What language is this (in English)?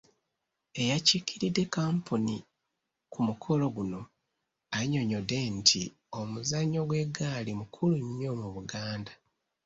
Ganda